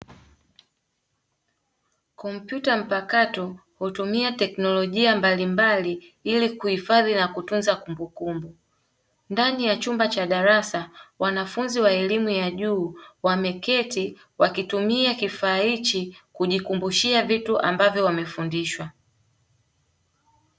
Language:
Swahili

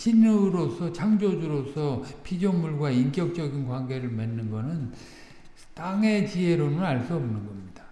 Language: Korean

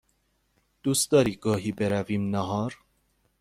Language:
Persian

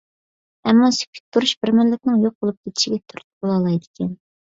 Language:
Uyghur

